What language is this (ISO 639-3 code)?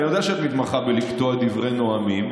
heb